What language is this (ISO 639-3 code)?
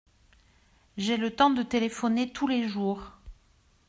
fra